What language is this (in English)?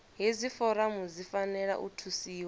Venda